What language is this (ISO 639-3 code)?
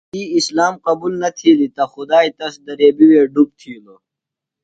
phl